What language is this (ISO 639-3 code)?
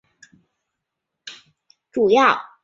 zho